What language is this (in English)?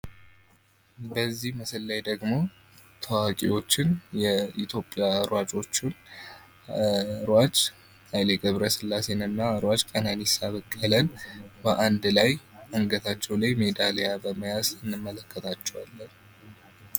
Amharic